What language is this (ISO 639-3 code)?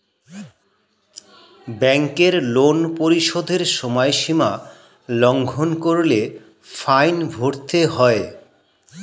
ben